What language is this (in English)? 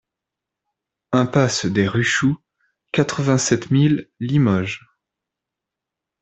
French